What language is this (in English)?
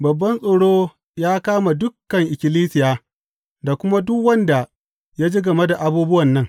Hausa